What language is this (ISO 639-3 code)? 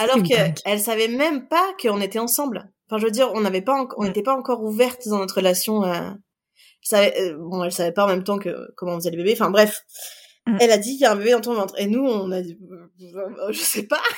fra